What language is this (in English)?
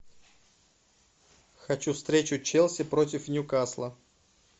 Russian